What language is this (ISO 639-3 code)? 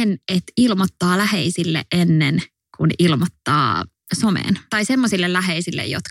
fin